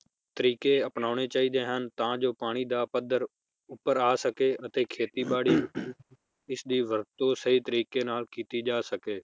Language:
Punjabi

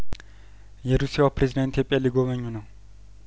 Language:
Amharic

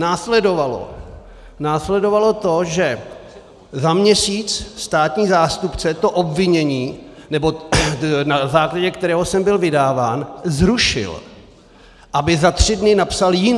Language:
Czech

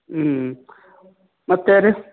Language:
Kannada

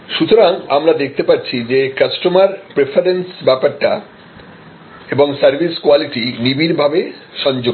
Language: Bangla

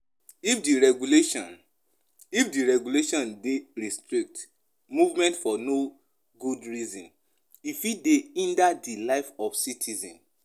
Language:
Nigerian Pidgin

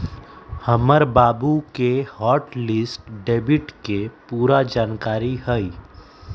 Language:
Magahi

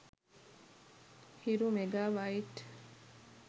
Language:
Sinhala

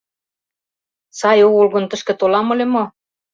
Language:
Mari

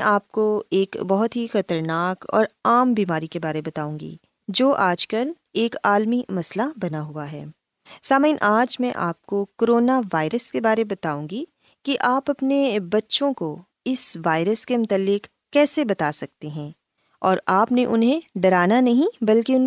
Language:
Urdu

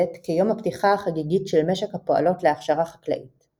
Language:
Hebrew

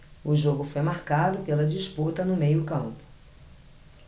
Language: Portuguese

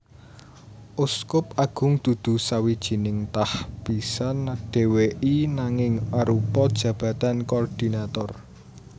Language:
Javanese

